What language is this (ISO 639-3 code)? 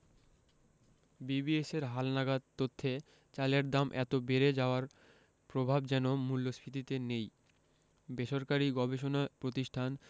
ben